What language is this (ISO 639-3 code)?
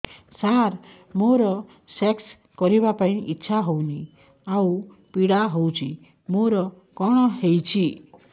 ori